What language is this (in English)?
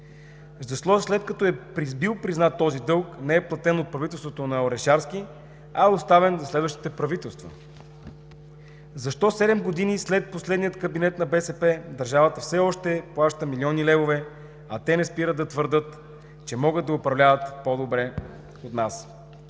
Bulgarian